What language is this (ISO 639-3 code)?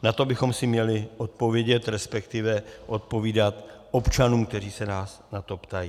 ces